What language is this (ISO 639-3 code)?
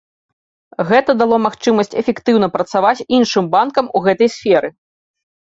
bel